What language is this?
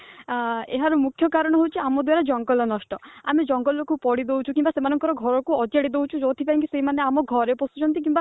Odia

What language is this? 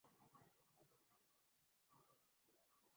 Urdu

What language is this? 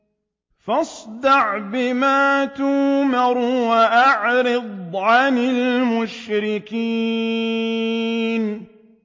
Arabic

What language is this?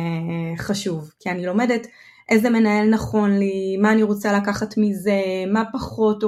Hebrew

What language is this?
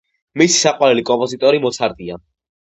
Georgian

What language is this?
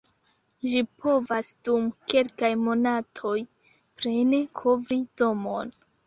Esperanto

